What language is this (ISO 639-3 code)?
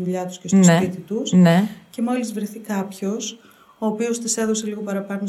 ell